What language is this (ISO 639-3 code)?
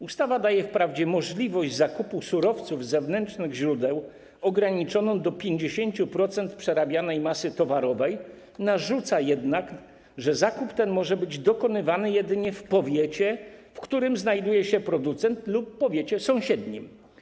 pol